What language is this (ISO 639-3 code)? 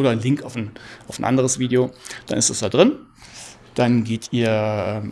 deu